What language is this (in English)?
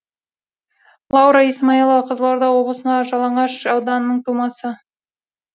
Kazakh